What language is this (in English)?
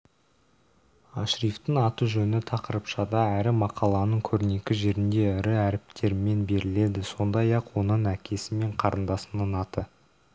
Kazakh